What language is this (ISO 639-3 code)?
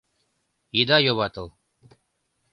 chm